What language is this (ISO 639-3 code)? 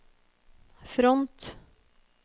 nor